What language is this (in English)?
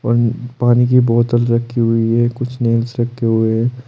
Hindi